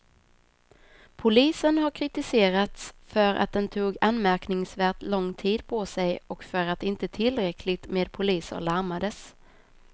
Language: Swedish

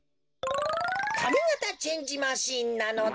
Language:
Japanese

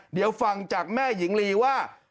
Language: Thai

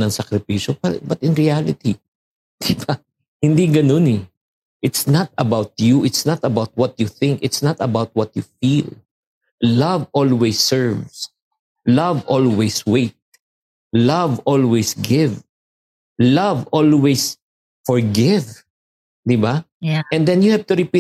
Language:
Filipino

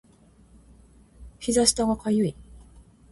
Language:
Japanese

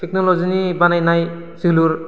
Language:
Bodo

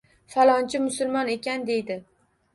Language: Uzbek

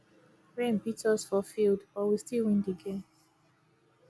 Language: Nigerian Pidgin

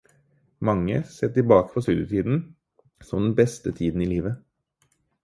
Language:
Norwegian Bokmål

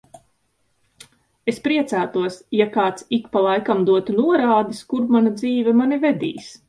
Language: Latvian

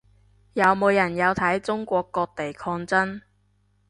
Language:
Cantonese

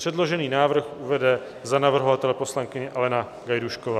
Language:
Czech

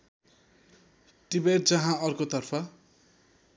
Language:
Nepali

